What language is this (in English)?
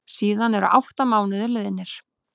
Icelandic